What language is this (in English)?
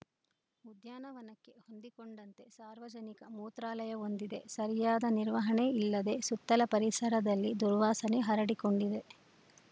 Kannada